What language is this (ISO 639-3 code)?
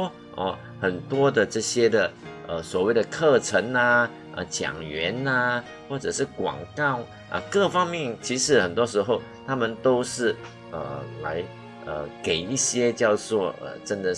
zho